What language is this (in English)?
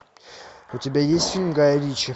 Russian